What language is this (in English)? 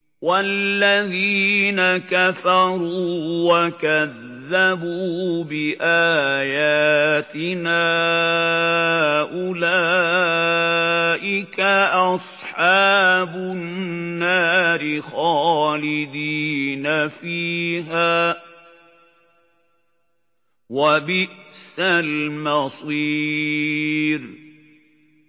Arabic